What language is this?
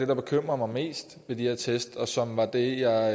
Danish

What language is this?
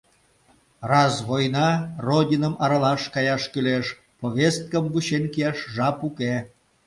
Mari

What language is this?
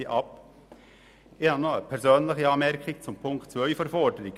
Swiss German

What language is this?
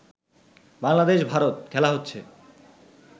Bangla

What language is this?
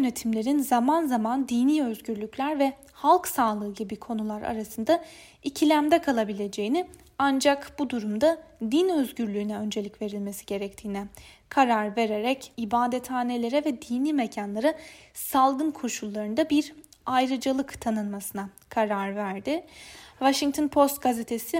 Turkish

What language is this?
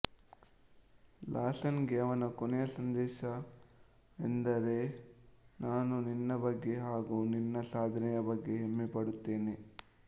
Kannada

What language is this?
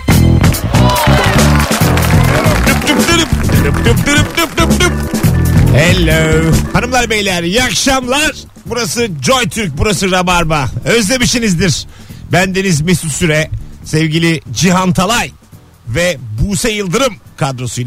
Turkish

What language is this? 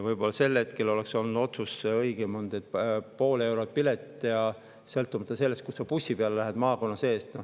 Estonian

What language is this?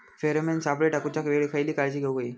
Marathi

